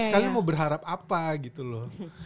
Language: Indonesian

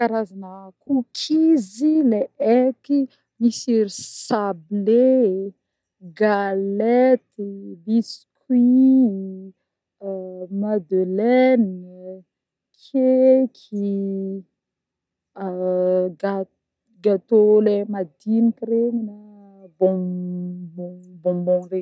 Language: Northern Betsimisaraka Malagasy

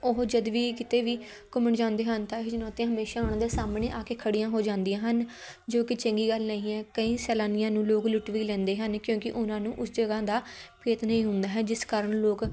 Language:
Punjabi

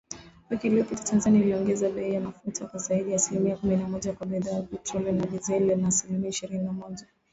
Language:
Swahili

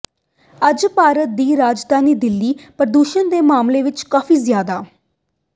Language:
Punjabi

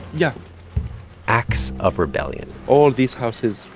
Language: English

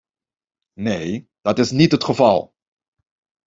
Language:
Dutch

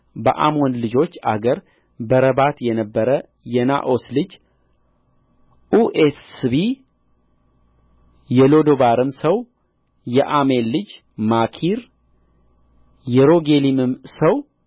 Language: Amharic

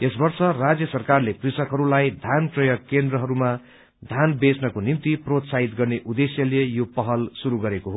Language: Nepali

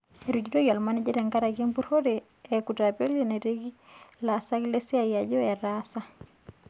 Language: Masai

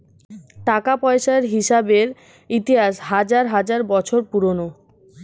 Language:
Bangla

